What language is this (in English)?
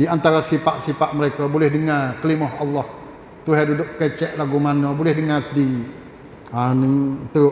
Malay